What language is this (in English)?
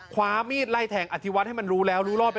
Thai